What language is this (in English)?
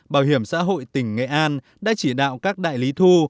Vietnamese